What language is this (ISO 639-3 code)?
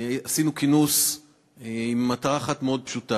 heb